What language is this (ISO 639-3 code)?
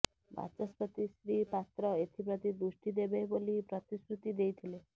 ori